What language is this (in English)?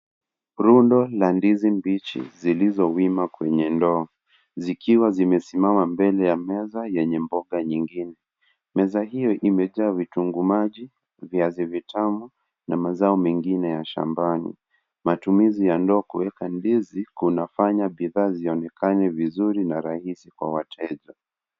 Swahili